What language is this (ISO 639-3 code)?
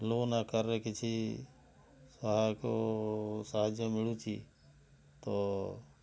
ori